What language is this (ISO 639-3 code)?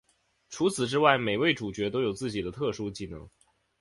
zho